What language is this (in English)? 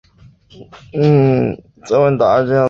Chinese